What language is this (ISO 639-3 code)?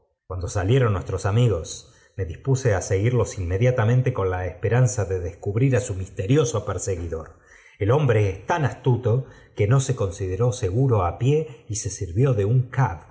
spa